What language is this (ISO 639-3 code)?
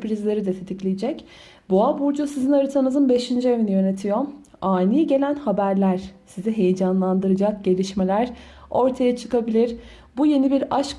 tur